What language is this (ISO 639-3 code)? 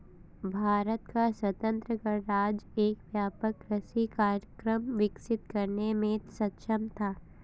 hin